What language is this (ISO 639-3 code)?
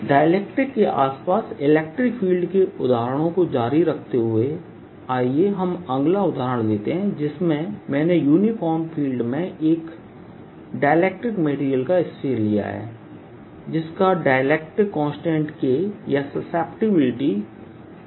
hin